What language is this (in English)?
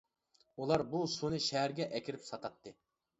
Uyghur